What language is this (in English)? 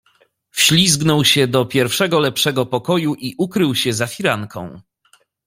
Polish